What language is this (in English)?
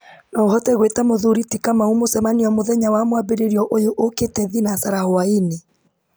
Kikuyu